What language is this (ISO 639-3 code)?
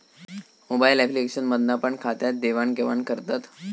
mar